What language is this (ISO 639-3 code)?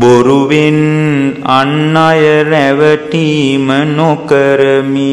ron